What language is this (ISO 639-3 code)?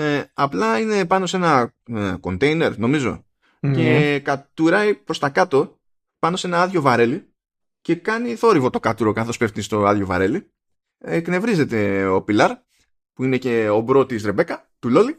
ell